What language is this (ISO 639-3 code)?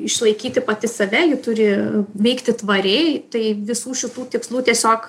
lit